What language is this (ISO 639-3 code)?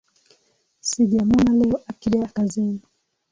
swa